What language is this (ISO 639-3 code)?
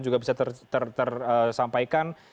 ind